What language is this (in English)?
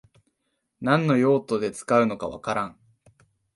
Japanese